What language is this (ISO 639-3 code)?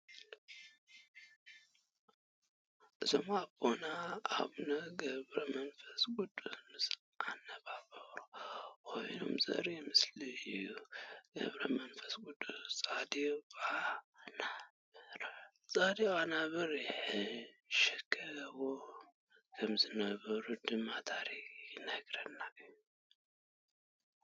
tir